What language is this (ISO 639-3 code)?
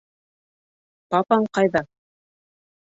bak